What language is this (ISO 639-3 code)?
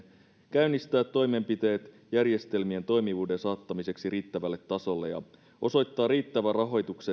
fin